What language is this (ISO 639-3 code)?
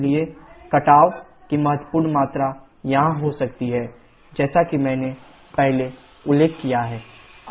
hin